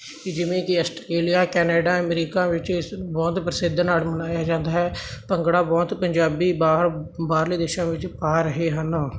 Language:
Punjabi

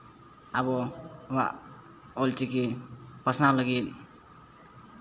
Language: Santali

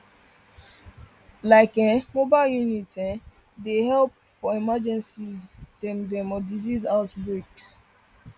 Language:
Nigerian Pidgin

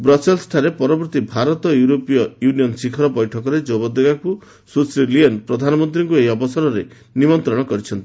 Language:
Odia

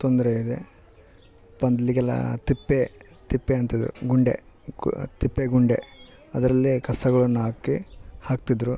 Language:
Kannada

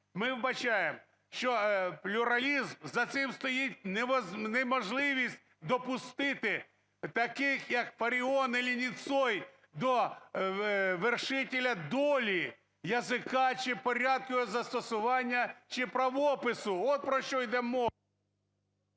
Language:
Ukrainian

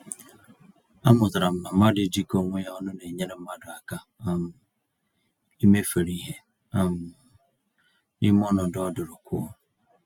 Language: Igbo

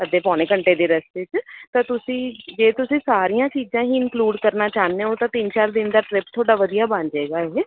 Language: Punjabi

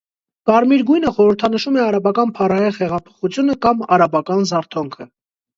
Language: Armenian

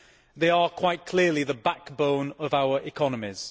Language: English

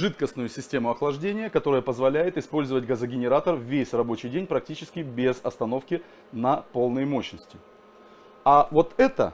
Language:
Russian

